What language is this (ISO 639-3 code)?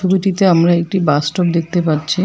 ben